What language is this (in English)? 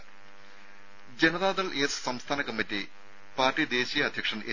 Malayalam